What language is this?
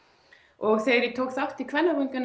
Icelandic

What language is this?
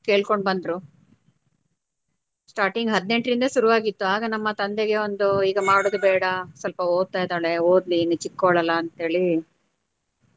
Kannada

